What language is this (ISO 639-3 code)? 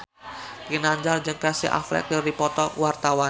sun